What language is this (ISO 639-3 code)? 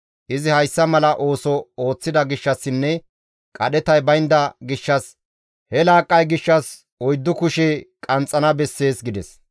gmv